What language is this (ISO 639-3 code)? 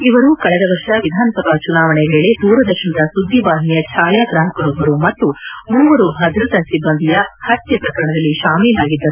kan